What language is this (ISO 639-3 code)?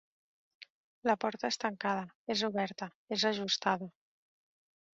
cat